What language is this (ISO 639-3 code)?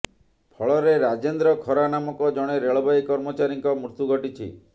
ori